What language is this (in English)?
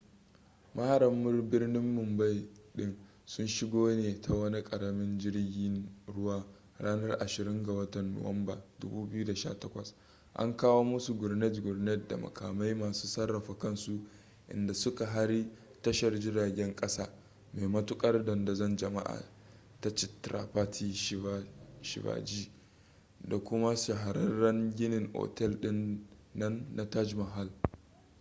Hausa